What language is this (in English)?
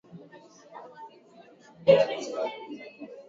Swahili